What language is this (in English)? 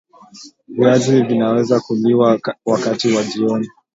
Swahili